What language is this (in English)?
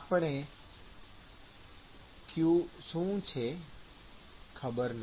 Gujarati